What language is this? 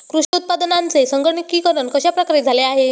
Marathi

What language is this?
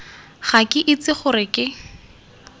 Tswana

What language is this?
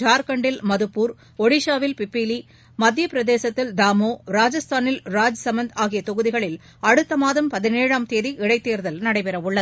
Tamil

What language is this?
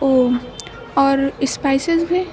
Urdu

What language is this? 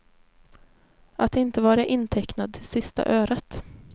Swedish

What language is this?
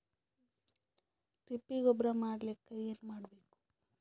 Kannada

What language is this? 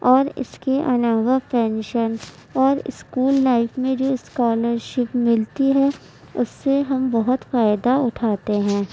Urdu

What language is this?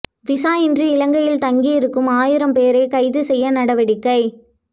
Tamil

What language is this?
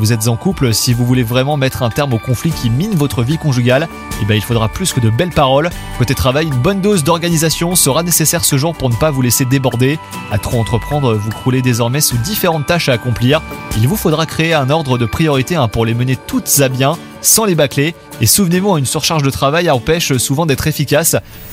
French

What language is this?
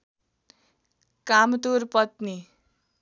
Nepali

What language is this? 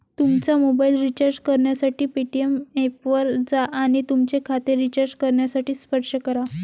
Marathi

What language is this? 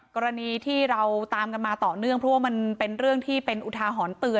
Thai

